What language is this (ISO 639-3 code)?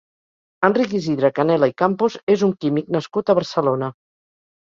cat